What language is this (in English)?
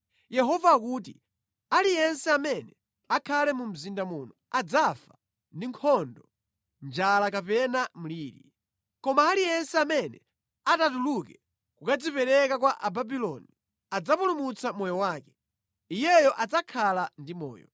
Nyanja